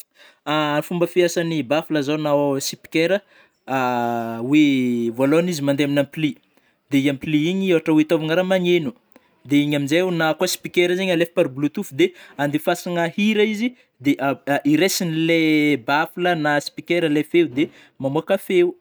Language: Northern Betsimisaraka Malagasy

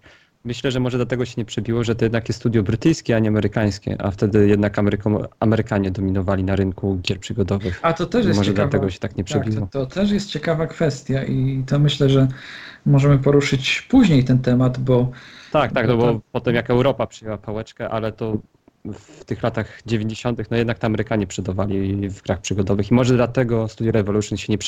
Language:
Polish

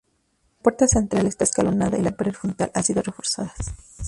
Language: Spanish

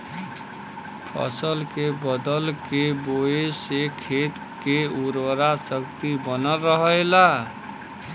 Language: Bhojpuri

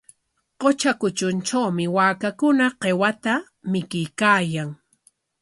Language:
Corongo Ancash Quechua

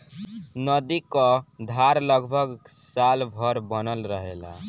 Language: Bhojpuri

